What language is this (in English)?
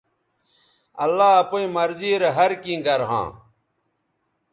Bateri